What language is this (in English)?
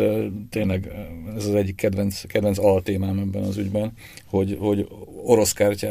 Hungarian